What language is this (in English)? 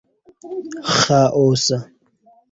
Esperanto